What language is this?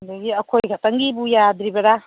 Manipuri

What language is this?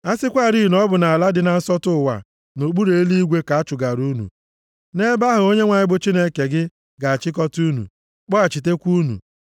Igbo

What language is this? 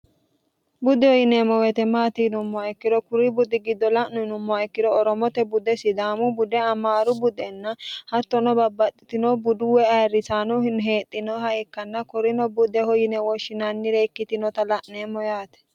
Sidamo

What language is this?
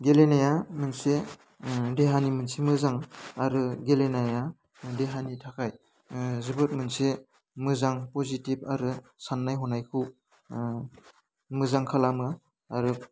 Bodo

